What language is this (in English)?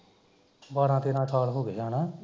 Punjabi